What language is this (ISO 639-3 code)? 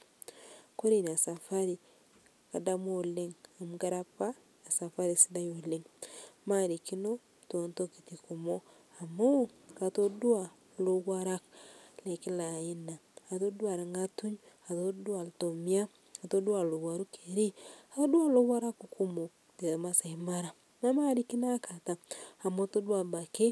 mas